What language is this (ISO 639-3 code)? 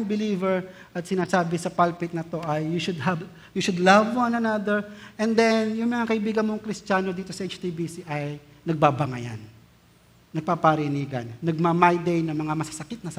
fil